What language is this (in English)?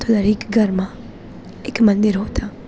Gujarati